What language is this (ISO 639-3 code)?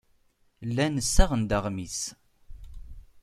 kab